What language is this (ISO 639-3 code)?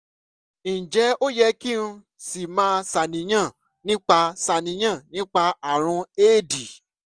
yor